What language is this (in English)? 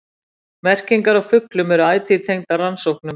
Icelandic